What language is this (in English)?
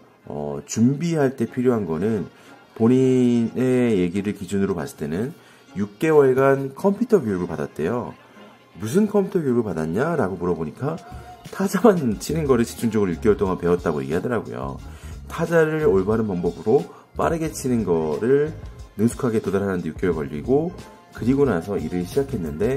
Korean